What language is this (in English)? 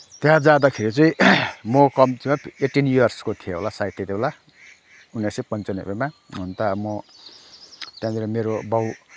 Nepali